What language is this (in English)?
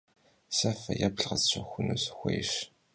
Kabardian